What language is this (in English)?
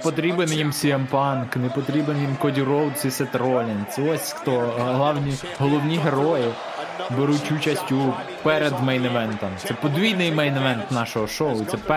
Ukrainian